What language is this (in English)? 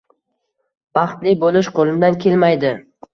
Uzbek